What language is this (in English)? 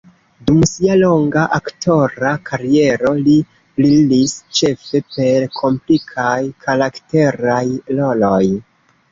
Esperanto